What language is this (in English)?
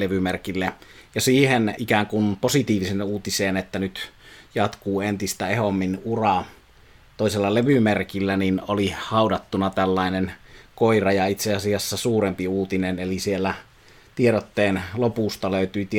Finnish